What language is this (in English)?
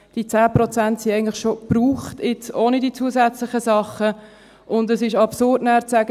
Swiss German